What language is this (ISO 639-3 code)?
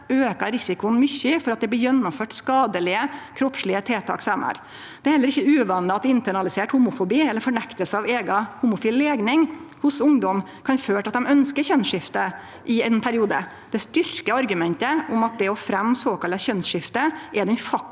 nor